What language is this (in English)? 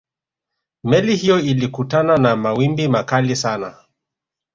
Swahili